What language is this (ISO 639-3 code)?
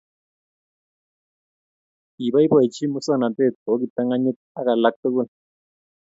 kln